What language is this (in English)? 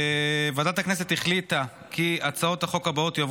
Hebrew